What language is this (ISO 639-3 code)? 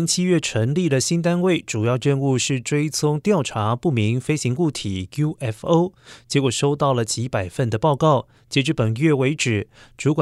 zho